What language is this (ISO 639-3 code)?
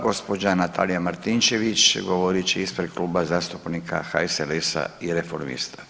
hrv